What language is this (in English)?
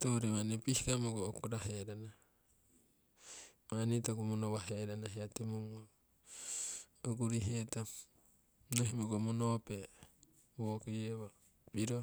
Siwai